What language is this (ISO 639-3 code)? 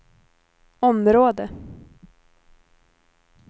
swe